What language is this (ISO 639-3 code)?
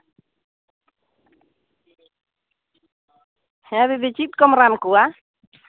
sat